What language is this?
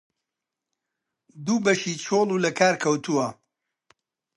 Central Kurdish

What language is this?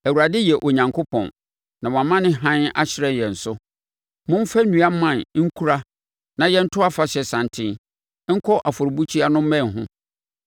Akan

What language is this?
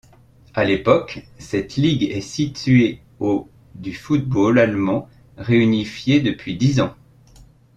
French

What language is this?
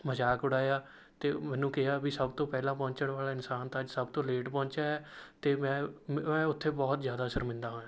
Punjabi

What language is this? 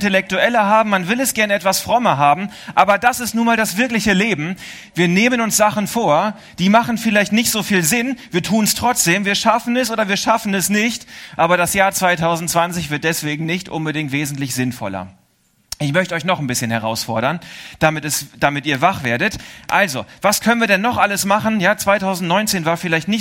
German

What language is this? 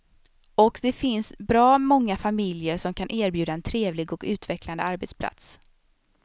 Swedish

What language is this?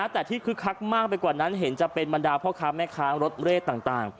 Thai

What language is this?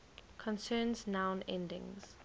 English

